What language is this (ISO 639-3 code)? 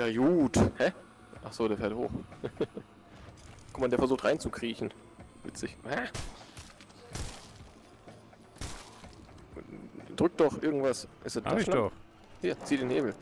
deu